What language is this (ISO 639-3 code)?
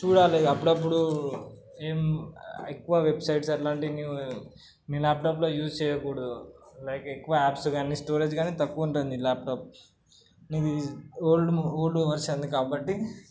tel